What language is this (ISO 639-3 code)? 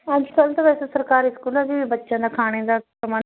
pan